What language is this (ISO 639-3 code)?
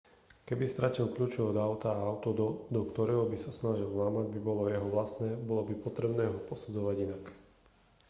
slk